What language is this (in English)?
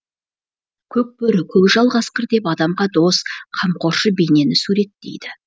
Kazakh